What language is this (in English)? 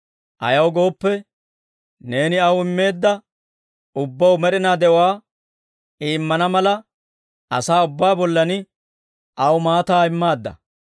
Dawro